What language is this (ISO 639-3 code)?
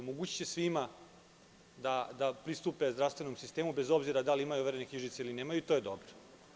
srp